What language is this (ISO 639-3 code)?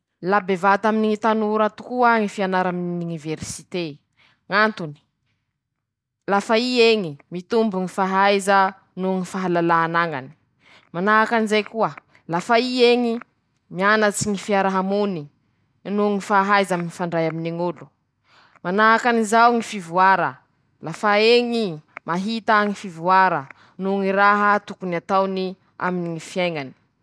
msh